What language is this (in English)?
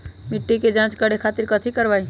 Magahi